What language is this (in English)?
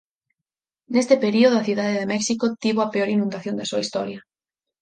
Galician